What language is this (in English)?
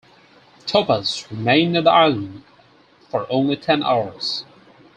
English